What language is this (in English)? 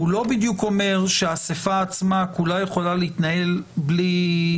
Hebrew